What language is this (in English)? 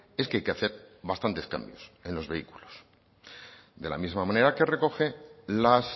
Spanish